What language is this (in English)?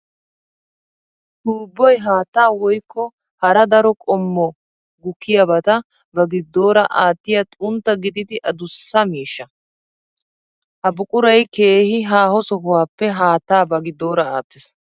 Wolaytta